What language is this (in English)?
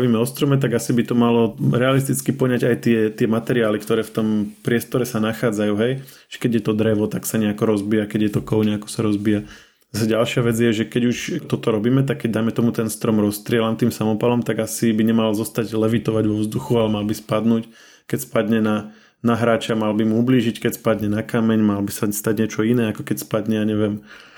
Slovak